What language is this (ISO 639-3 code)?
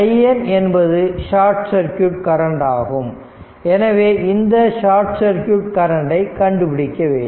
tam